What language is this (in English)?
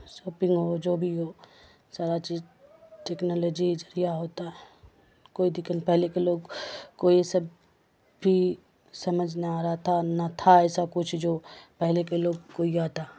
Urdu